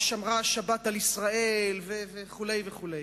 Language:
Hebrew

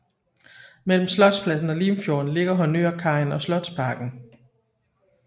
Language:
Danish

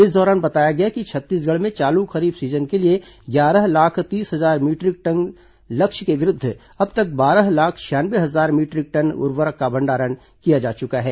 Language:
Hindi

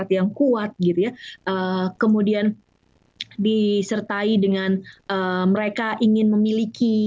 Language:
Indonesian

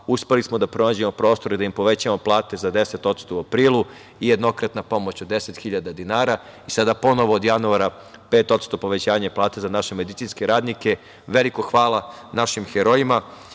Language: Serbian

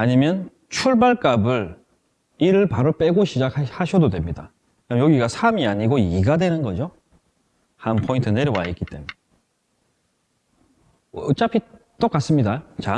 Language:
Korean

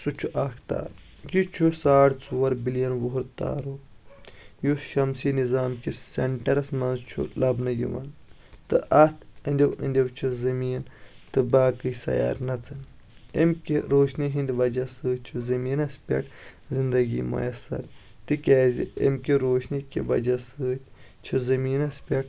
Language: Kashmiri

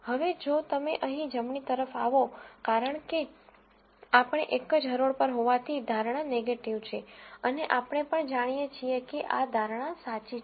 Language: Gujarati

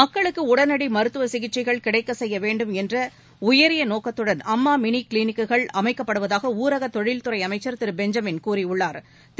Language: Tamil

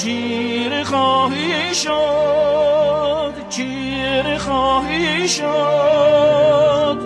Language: Persian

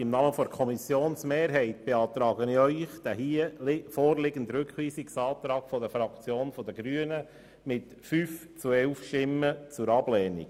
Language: Swiss German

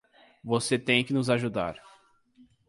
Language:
Portuguese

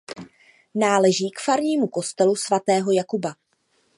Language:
Czech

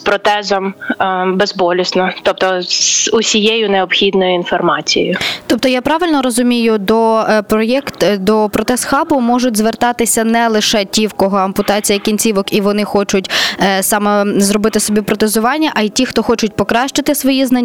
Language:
Ukrainian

